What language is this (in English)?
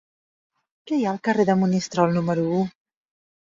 Catalan